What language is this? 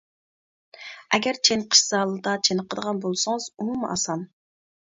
Uyghur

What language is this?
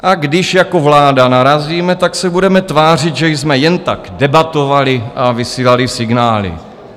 Czech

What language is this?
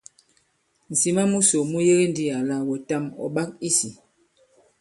Bankon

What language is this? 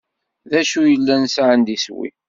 Kabyle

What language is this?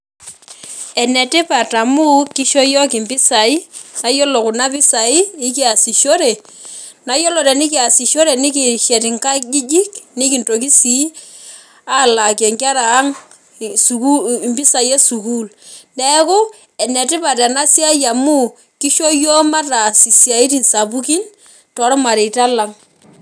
Masai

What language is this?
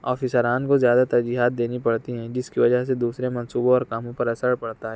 Urdu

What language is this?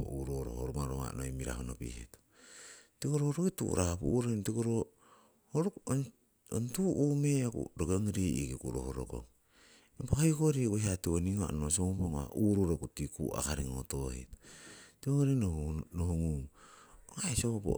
Siwai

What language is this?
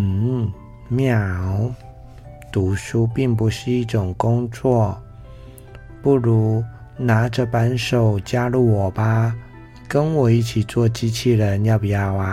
Chinese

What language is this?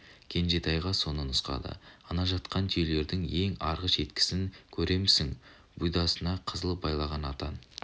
Kazakh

